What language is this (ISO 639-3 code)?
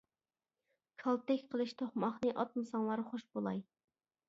uig